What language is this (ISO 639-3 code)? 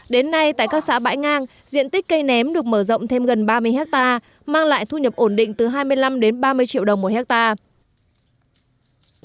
vie